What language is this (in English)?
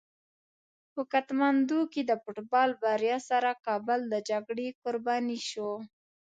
Pashto